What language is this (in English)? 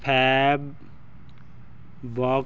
Punjabi